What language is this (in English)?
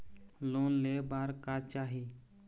Chhattisgarhi